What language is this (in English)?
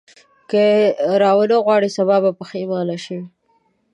Pashto